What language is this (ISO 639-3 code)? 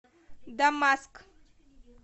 rus